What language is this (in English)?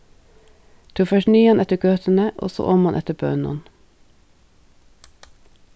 Faroese